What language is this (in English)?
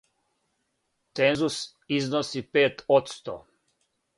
Serbian